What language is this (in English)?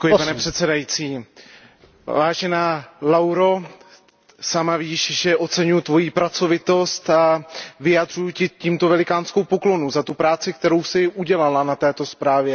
Czech